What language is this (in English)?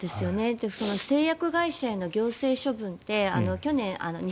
Japanese